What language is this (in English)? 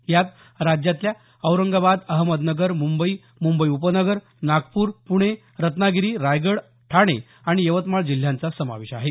Marathi